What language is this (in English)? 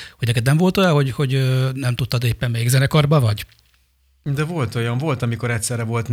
Hungarian